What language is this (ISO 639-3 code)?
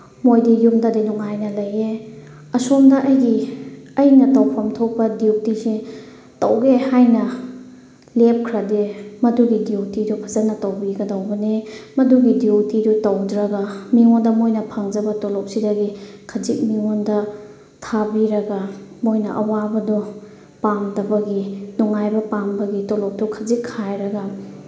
mni